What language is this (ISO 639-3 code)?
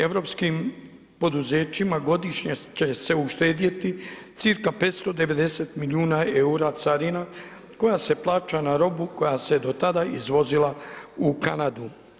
hrv